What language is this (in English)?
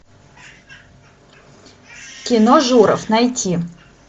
Russian